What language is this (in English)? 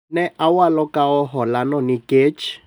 Luo (Kenya and Tanzania)